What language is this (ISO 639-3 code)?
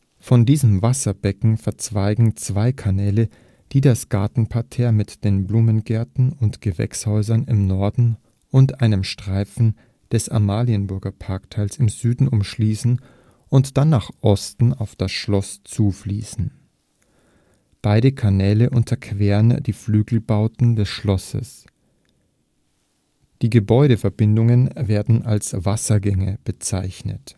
deu